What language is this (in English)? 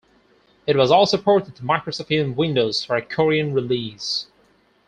English